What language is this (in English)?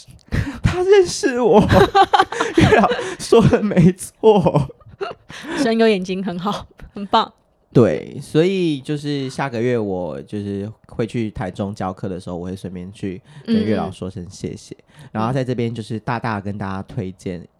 Chinese